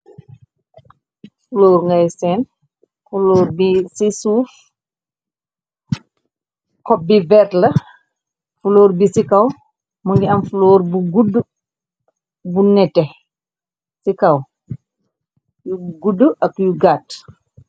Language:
Wolof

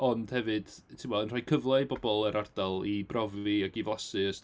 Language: Welsh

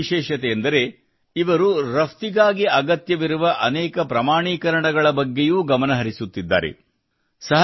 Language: Kannada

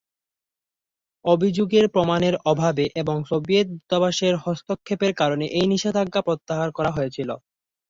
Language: Bangla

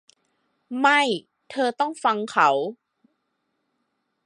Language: Thai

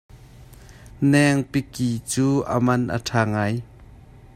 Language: Hakha Chin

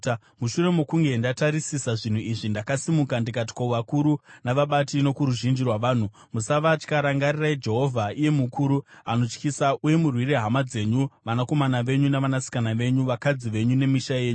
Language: Shona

